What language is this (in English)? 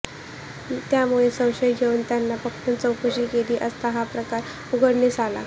Marathi